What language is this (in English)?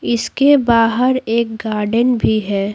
Hindi